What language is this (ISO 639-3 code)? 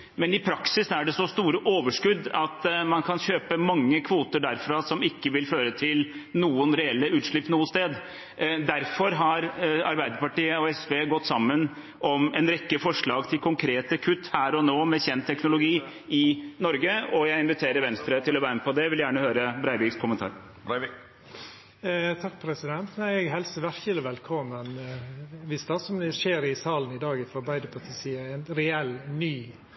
nor